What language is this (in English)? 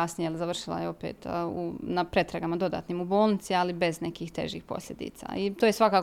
Croatian